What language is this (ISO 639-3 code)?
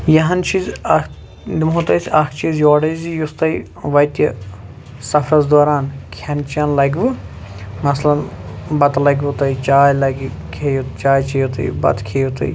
kas